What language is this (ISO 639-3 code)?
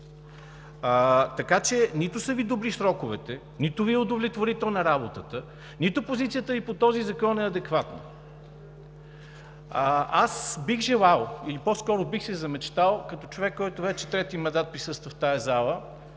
bul